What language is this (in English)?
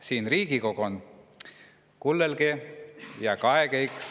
Estonian